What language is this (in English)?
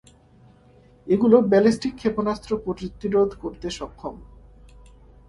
Bangla